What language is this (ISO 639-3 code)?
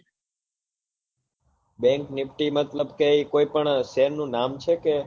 guj